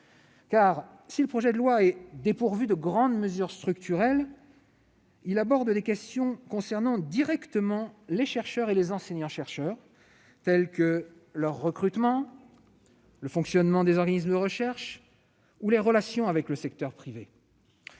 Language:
French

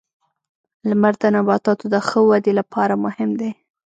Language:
Pashto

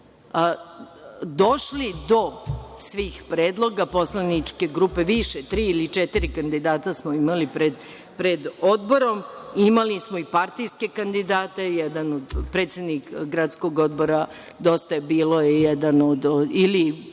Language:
Serbian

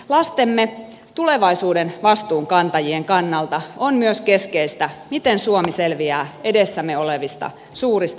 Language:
Finnish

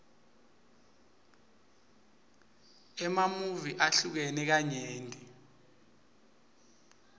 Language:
Swati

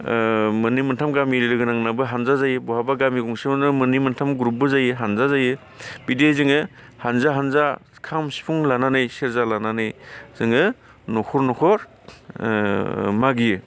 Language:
Bodo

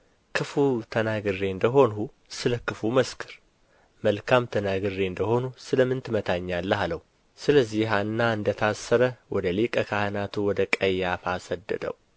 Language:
Amharic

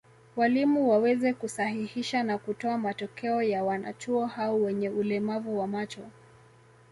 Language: Swahili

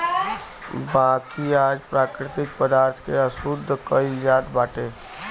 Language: Bhojpuri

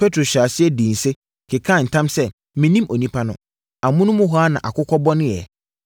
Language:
Akan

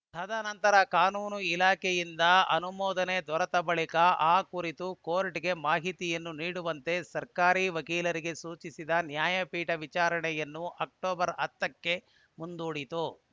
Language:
Kannada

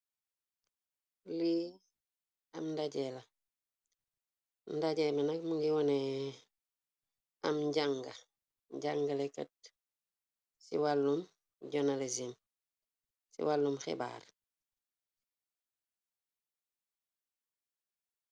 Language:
Wolof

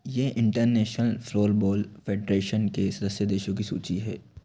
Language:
Hindi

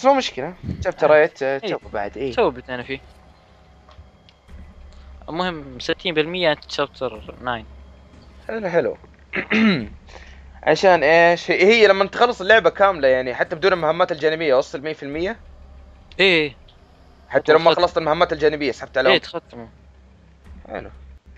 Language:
Arabic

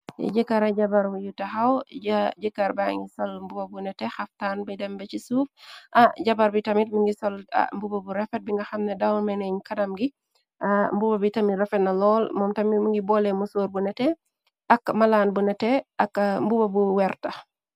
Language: Wolof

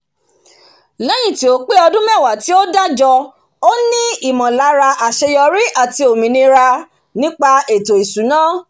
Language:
Yoruba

